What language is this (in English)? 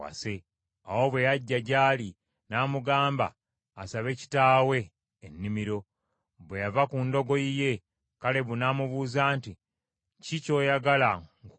Ganda